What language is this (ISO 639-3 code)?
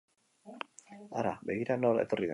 eus